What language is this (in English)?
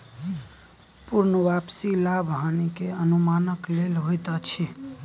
Maithili